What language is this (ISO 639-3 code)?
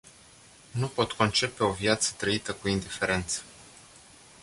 ron